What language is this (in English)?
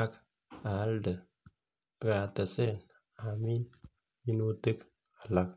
Kalenjin